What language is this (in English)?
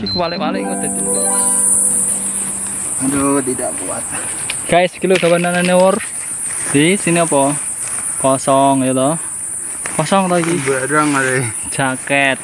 Indonesian